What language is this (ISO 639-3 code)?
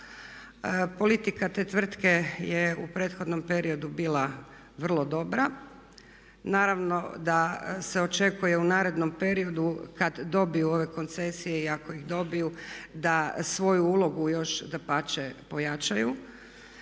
hrv